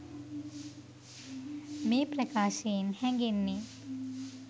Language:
Sinhala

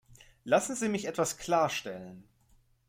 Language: German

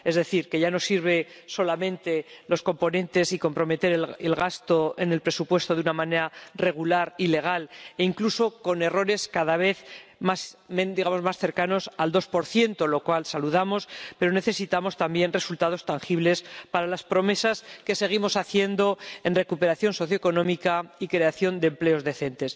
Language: Spanish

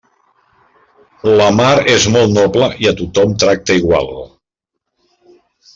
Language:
Catalan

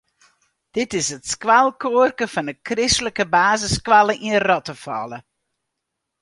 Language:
Western Frisian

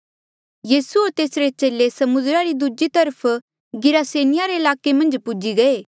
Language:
Mandeali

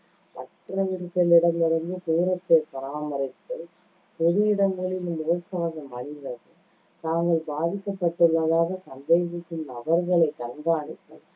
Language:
Tamil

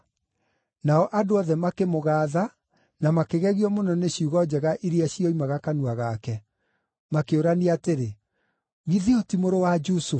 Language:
Kikuyu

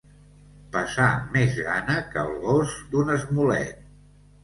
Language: Catalan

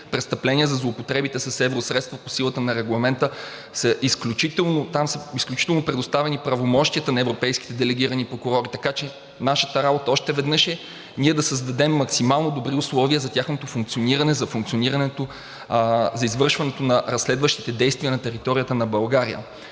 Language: Bulgarian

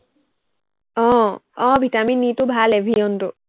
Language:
Assamese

